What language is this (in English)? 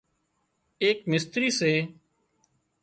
Wadiyara Koli